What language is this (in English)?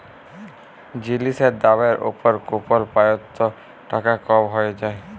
Bangla